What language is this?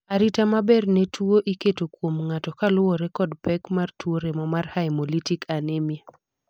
Luo (Kenya and Tanzania)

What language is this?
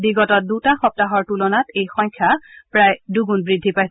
Assamese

